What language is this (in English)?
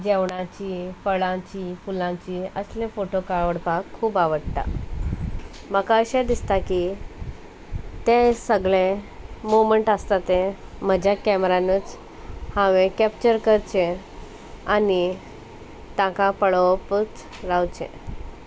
Konkani